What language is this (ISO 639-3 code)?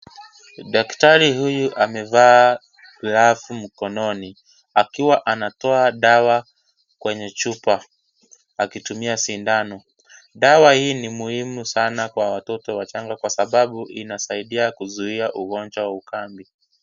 swa